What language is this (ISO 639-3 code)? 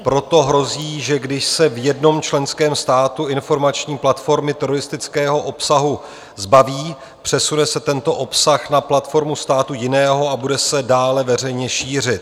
ces